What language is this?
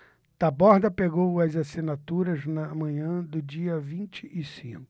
Portuguese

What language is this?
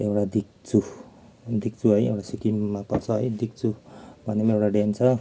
Nepali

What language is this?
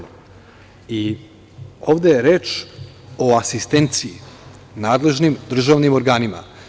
Serbian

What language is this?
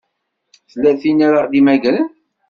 Kabyle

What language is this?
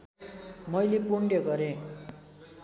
Nepali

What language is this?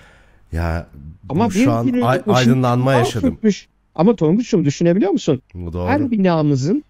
Turkish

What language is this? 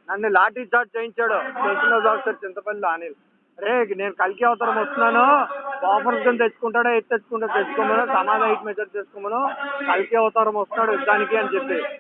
Hindi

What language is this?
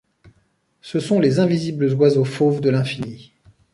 French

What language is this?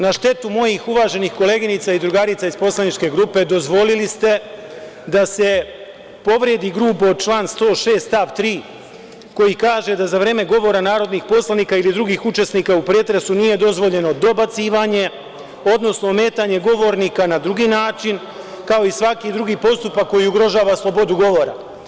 Serbian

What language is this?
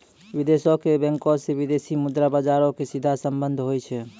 Maithili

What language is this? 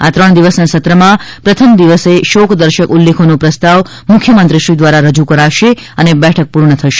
Gujarati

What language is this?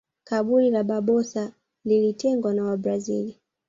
Swahili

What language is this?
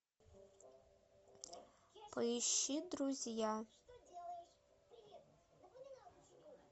Russian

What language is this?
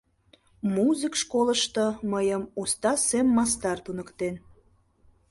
Mari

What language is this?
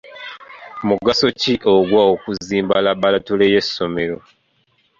Ganda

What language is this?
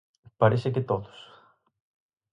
Galician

